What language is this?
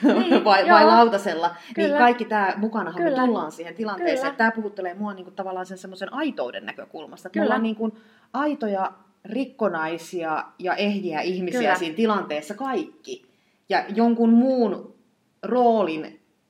Finnish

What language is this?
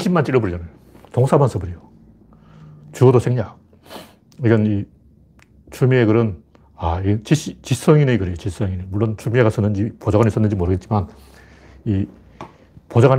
Korean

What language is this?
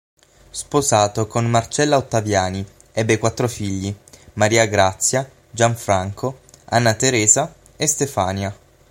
Italian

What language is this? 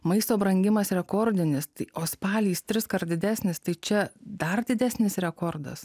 Lithuanian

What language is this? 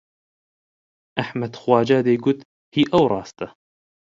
Central Kurdish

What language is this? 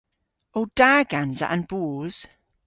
Cornish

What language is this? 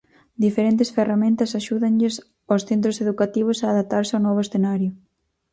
Galician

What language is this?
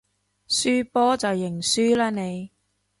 Cantonese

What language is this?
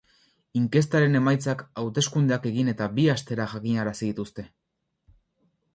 Basque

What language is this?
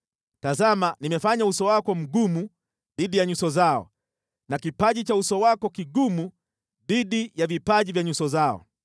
Swahili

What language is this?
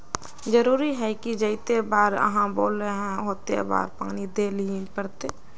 Magahi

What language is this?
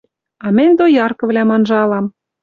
Western Mari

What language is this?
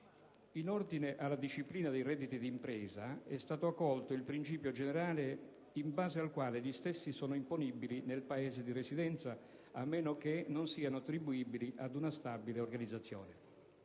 Italian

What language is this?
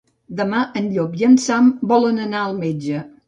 Catalan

